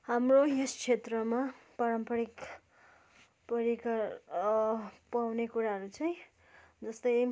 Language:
Nepali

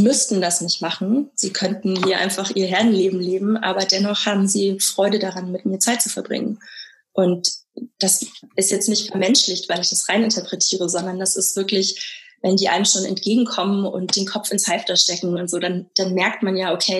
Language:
German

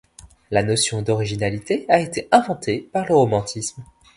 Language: French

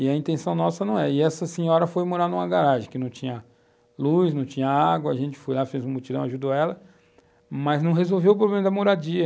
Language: Portuguese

